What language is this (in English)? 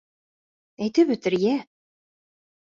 Bashkir